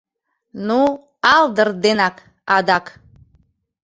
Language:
Mari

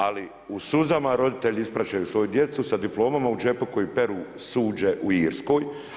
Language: Croatian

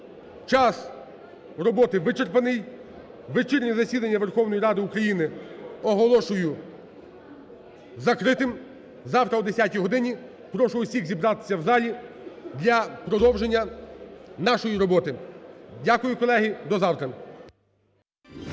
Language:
Ukrainian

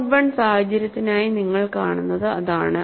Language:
Malayalam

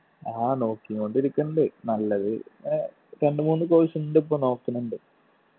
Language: Malayalam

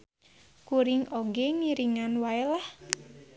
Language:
Sundanese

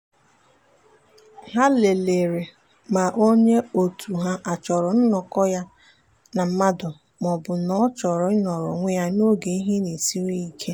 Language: Igbo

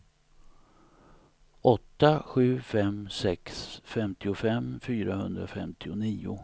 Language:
Swedish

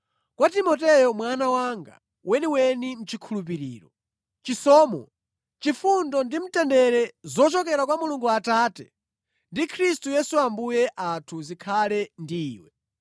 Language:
Nyanja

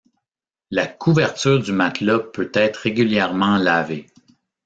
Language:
French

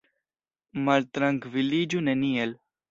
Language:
Esperanto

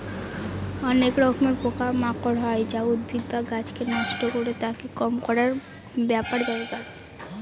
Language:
Bangla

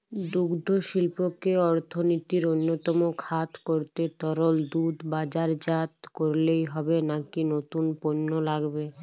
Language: Bangla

